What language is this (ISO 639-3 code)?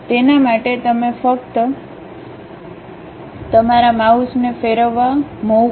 guj